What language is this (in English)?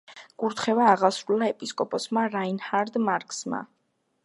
Georgian